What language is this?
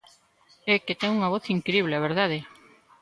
Galician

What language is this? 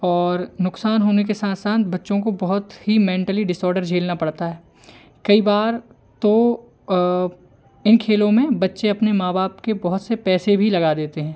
Hindi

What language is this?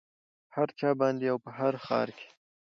Pashto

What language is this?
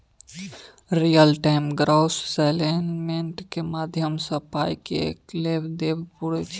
Maithili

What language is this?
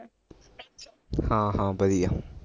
Punjabi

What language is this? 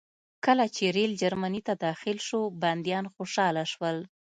Pashto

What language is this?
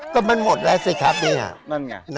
Thai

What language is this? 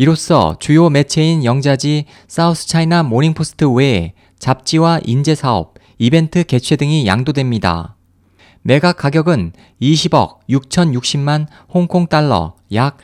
Korean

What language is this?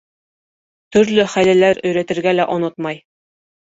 Bashkir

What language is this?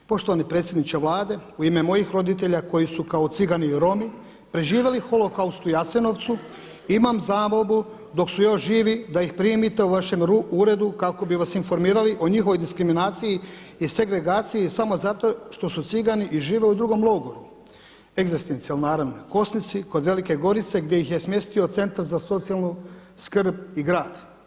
Croatian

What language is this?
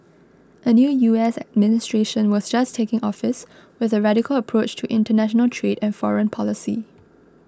English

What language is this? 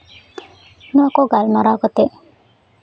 Santali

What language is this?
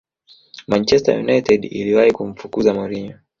Swahili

